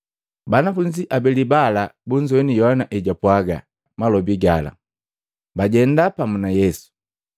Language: Matengo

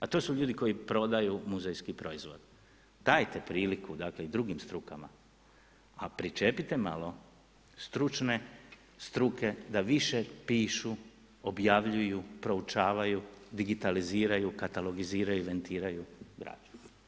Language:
Croatian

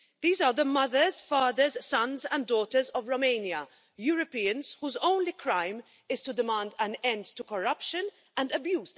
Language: English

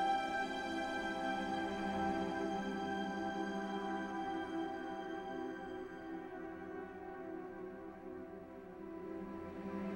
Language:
Portuguese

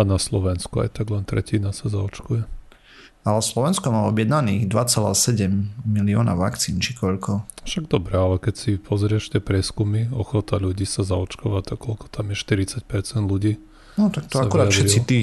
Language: Slovak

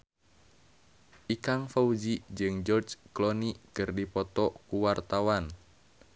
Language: Sundanese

